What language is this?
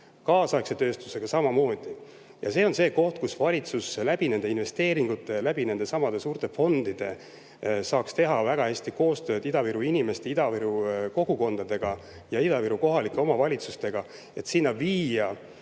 Estonian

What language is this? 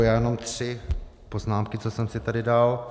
Czech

